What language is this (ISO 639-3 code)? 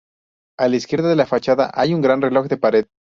spa